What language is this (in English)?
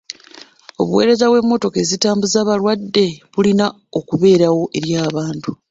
Ganda